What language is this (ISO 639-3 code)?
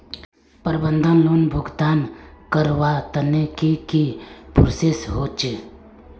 mag